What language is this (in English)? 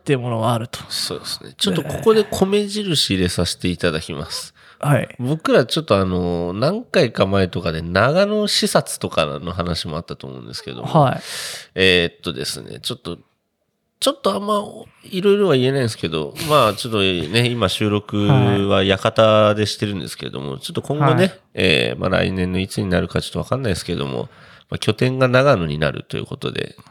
Japanese